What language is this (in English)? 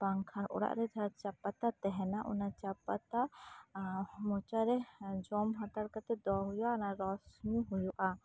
Santali